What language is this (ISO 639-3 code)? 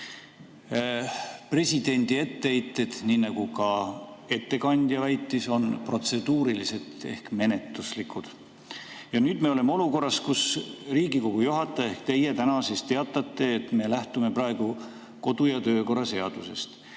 est